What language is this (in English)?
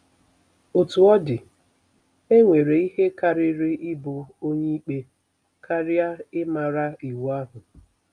Igbo